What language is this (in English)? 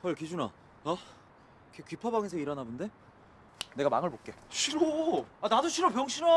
Korean